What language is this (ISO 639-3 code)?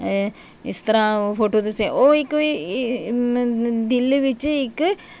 doi